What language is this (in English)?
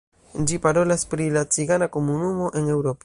Esperanto